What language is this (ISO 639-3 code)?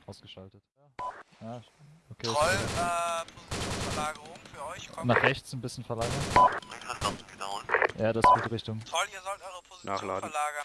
deu